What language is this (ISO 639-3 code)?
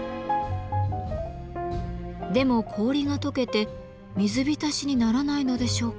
jpn